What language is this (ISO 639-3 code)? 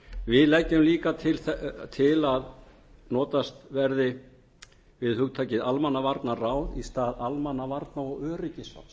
isl